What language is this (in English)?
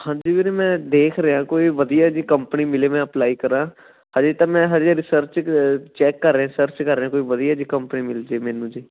Punjabi